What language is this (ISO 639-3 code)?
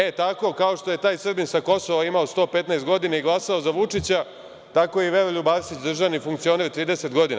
srp